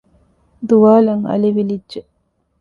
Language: Divehi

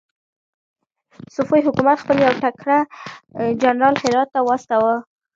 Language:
Pashto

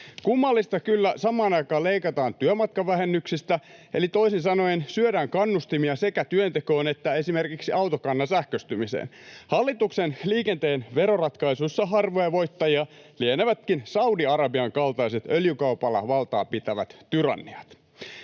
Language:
Finnish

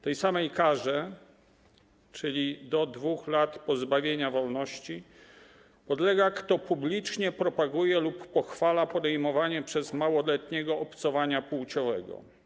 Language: Polish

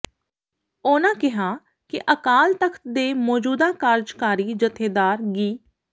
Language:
Punjabi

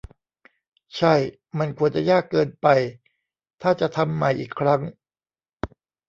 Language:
Thai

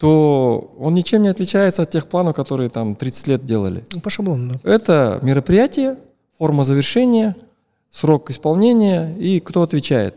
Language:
Russian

